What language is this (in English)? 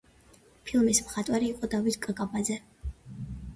Georgian